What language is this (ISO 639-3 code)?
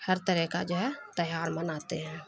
urd